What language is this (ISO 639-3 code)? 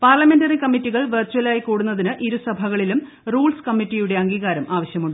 mal